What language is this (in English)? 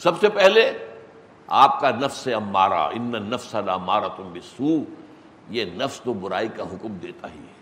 Urdu